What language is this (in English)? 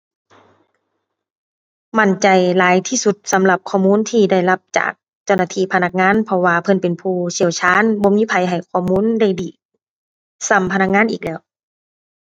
Thai